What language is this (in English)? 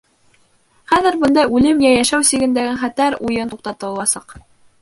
Bashkir